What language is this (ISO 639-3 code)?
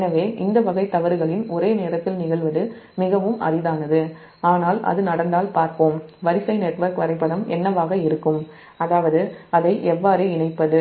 tam